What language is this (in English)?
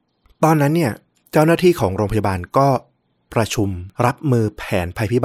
Thai